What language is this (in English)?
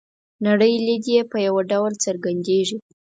Pashto